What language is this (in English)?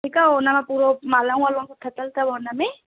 Sindhi